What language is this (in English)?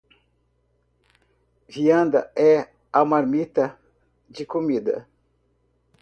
Portuguese